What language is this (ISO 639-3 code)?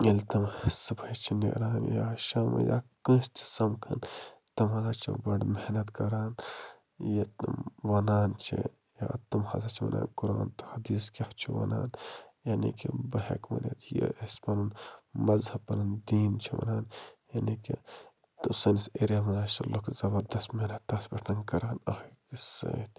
kas